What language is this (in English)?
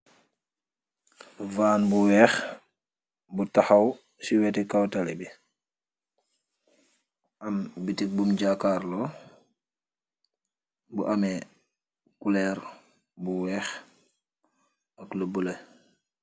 Wolof